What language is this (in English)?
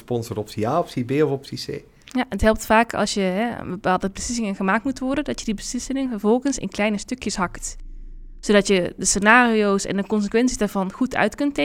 Dutch